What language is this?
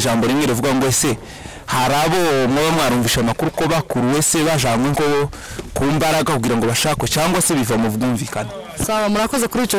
Turkish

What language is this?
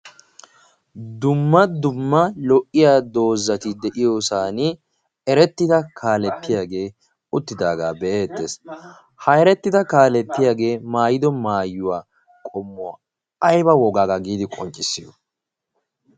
Wolaytta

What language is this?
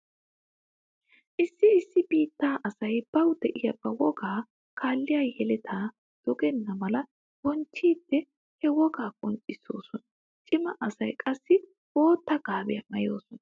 Wolaytta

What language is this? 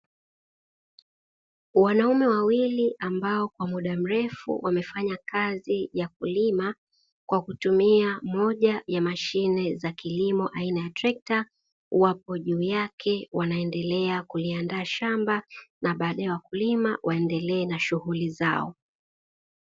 Swahili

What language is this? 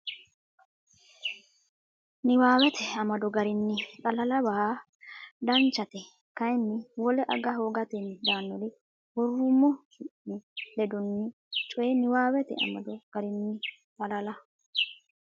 Sidamo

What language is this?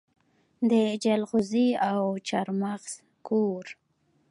Pashto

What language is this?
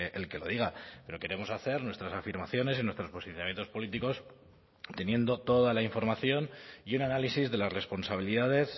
Spanish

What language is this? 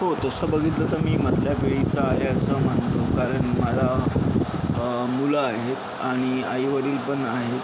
Marathi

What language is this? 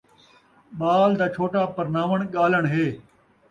Saraiki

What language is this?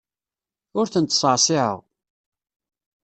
Kabyle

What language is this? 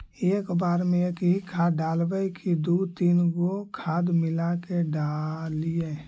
Magahi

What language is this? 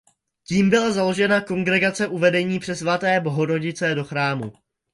Czech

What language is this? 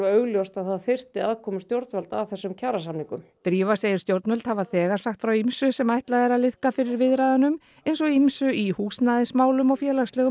Icelandic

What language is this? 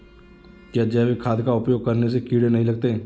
Hindi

